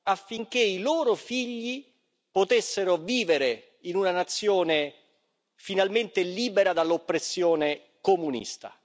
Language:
Italian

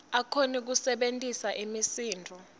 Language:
Swati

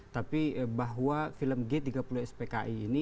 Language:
Indonesian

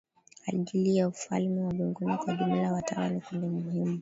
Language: Swahili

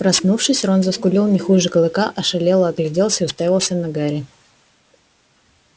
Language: Russian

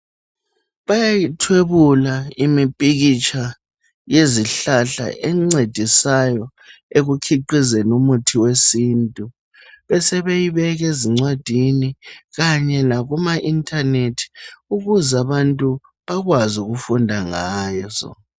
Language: North Ndebele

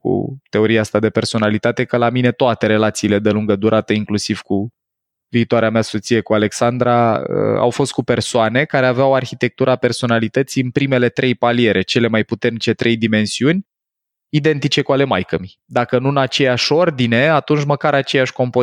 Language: Romanian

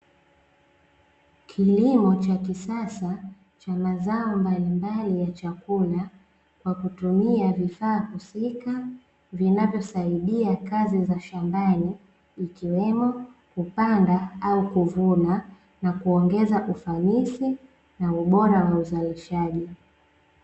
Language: Swahili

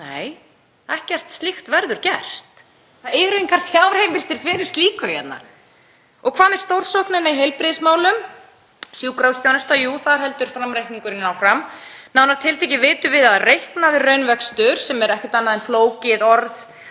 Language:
Icelandic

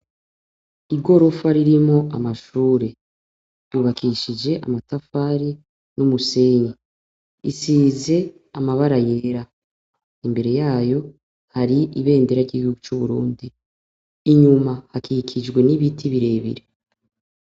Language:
Rundi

